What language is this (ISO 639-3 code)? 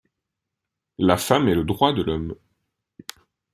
fra